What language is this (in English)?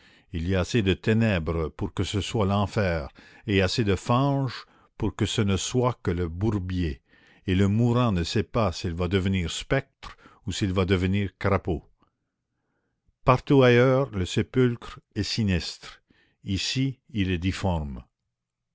French